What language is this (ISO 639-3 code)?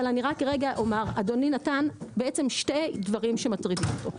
heb